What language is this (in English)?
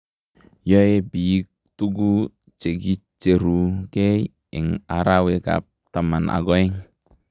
Kalenjin